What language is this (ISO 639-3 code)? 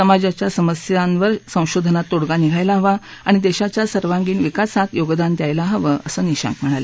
mar